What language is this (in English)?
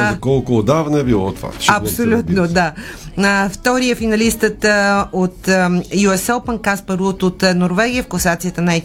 Bulgarian